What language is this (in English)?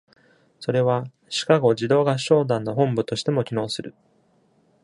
Japanese